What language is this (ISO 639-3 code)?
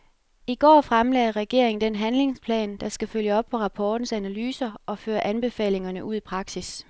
dan